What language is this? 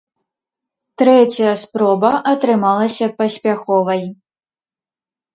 Belarusian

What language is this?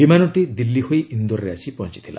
Odia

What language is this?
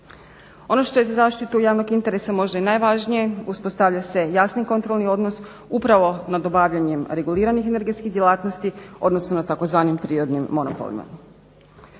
Croatian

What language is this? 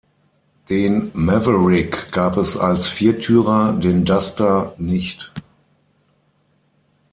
German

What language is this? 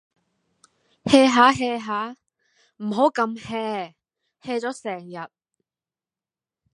Cantonese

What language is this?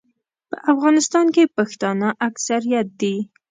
Pashto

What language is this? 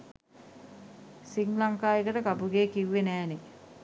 Sinhala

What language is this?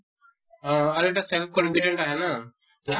Assamese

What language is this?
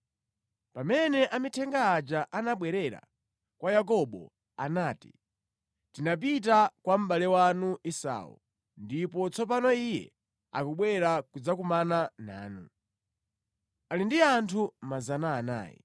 Nyanja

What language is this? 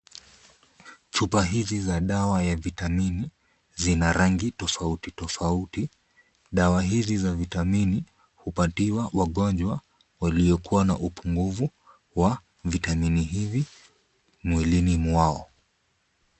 Swahili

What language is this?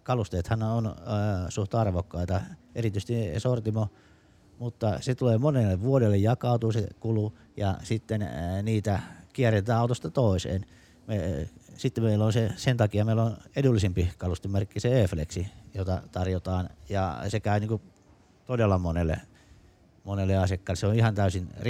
Finnish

